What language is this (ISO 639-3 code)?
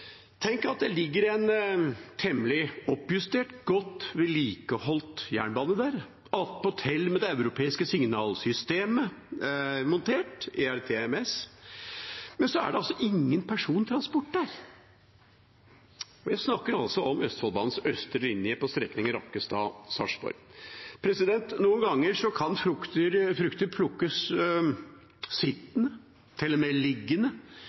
nob